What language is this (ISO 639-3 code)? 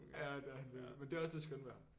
dan